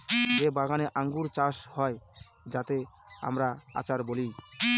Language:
Bangla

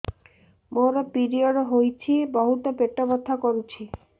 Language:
Odia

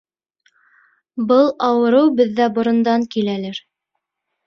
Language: Bashkir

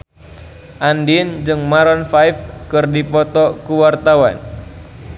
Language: Sundanese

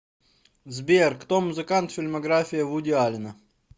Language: Russian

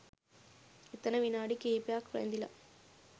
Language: Sinhala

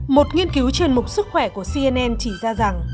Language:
Vietnamese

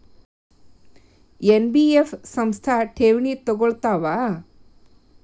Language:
Kannada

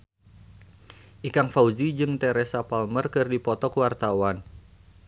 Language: Sundanese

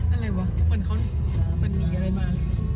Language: Thai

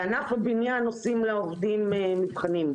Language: Hebrew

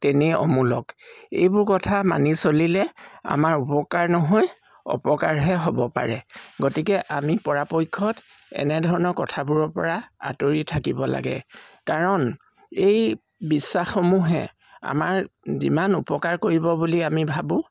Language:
Assamese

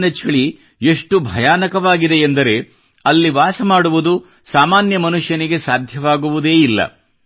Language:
Kannada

